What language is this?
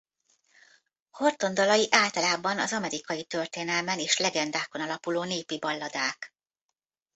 Hungarian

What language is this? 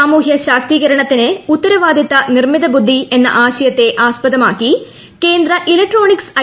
Malayalam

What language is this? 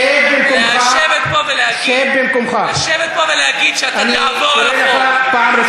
Hebrew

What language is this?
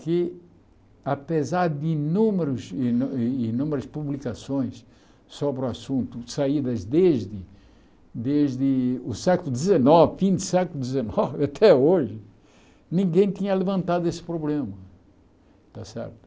Portuguese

